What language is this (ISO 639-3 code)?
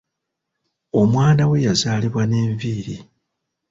lug